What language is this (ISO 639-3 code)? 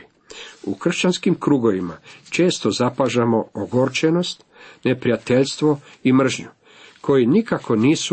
hrv